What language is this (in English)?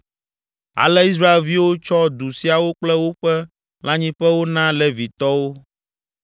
Ewe